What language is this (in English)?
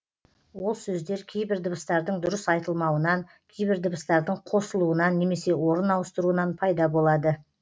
Kazakh